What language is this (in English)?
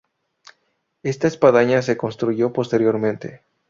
Spanish